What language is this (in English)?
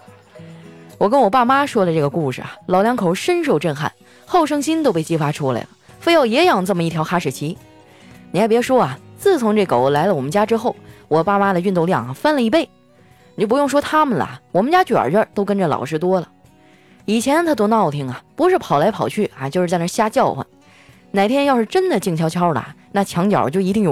Chinese